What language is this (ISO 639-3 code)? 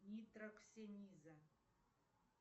rus